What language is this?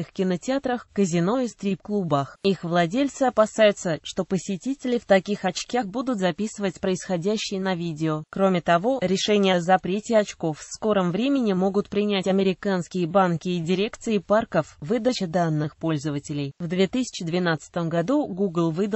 Russian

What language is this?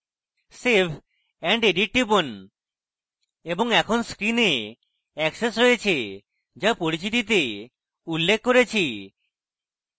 Bangla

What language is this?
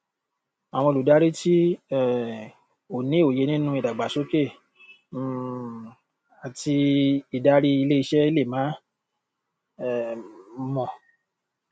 Yoruba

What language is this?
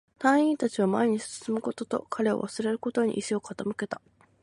Japanese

